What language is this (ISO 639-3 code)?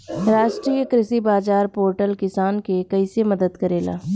bho